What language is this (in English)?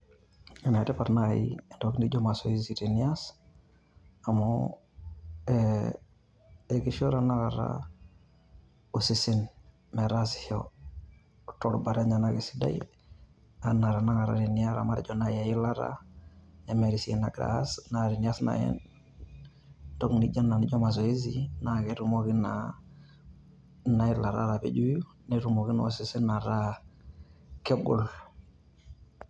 Masai